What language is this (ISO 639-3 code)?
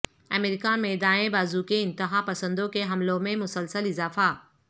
urd